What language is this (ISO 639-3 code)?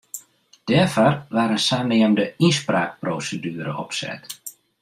fry